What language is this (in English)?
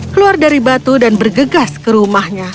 Indonesian